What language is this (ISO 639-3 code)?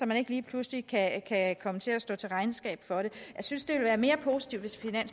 dan